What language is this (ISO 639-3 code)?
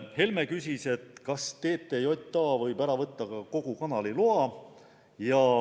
est